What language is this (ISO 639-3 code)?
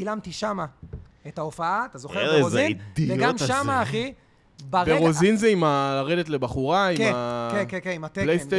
heb